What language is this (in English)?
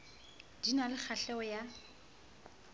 Southern Sotho